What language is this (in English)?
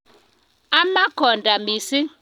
Kalenjin